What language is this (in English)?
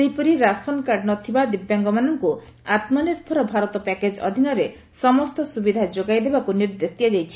Odia